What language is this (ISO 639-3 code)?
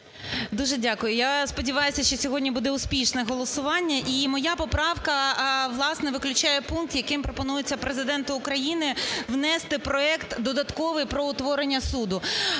ukr